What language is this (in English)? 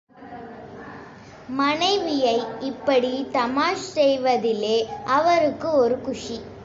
Tamil